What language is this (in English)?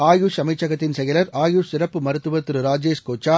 Tamil